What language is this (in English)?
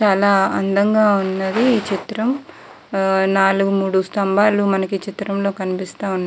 Telugu